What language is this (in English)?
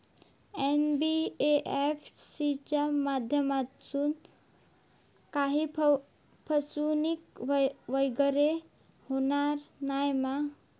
Marathi